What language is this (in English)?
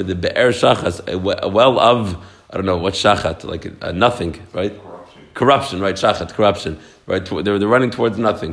English